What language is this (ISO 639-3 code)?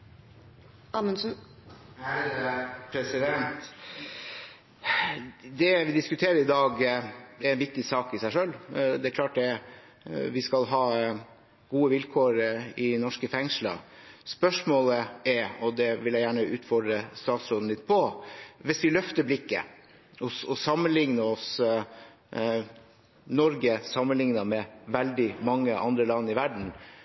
nob